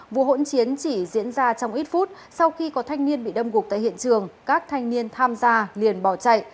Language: Vietnamese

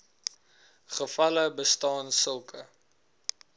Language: Afrikaans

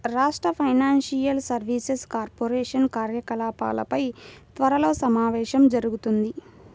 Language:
Telugu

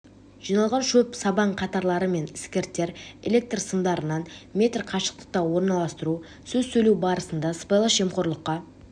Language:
Kazakh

